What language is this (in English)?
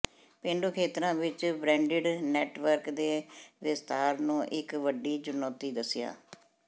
Punjabi